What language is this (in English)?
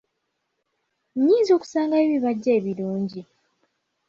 Ganda